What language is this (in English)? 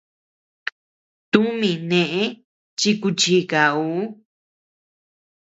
Tepeuxila Cuicatec